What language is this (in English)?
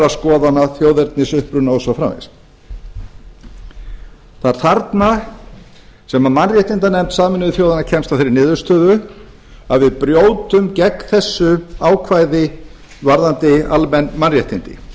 Icelandic